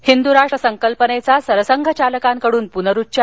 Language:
Marathi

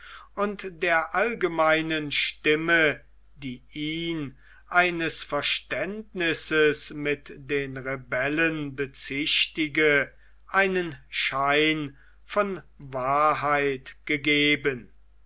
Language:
German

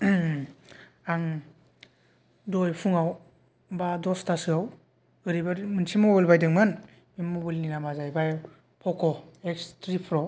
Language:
Bodo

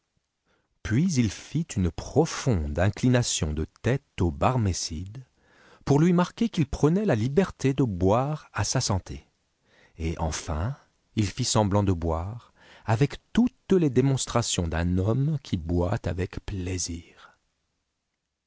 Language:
French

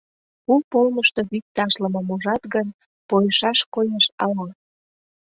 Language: Mari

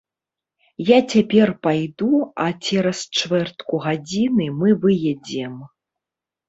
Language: Belarusian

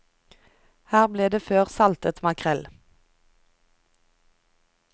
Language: Norwegian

